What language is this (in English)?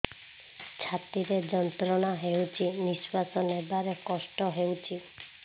Odia